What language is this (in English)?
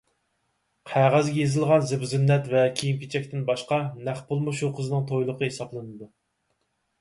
Uyghur